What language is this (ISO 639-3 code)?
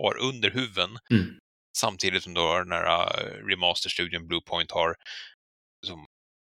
swe